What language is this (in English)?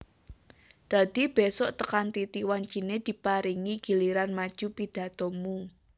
Javanese